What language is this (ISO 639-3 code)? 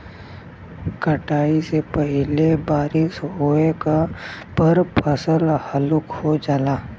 bho